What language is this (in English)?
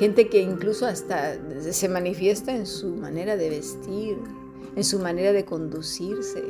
Spanish